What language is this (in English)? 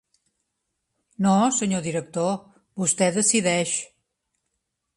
Catalan